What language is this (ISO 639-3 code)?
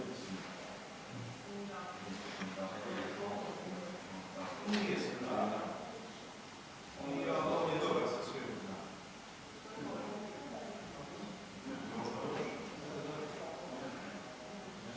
hrv